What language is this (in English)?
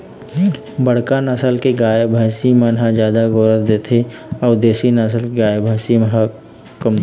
Chhattisgarhi